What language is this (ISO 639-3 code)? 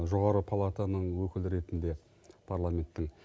kaz